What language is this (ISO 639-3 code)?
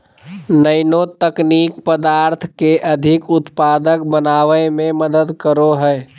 mag